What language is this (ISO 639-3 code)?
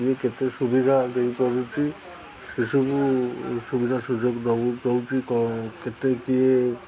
ori